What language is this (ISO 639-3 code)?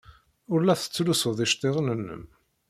kab